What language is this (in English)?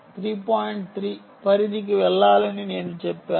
Telugu